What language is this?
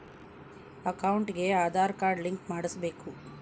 Kannada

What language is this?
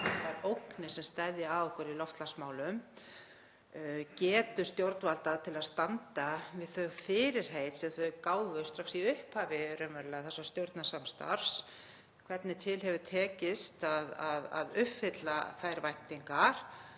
Icelandic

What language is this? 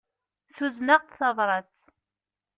Kabyle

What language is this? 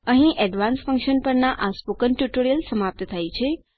Gujarati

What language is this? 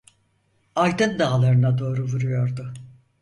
Turkish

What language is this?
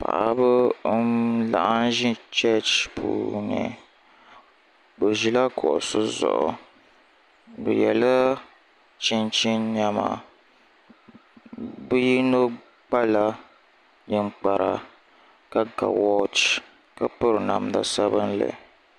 Dagbani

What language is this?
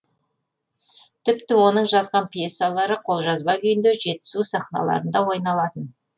Kazakh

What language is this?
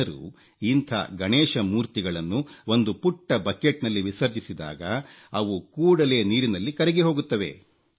Kannada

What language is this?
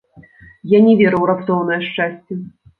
Belarusian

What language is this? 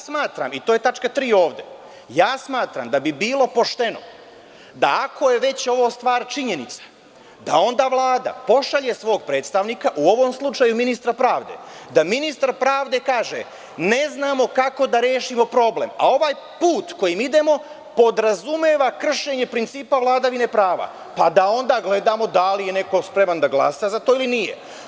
Serbian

